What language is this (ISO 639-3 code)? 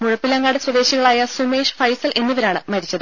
mal